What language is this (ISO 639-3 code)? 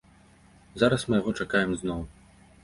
bel